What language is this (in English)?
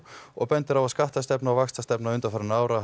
Icelandic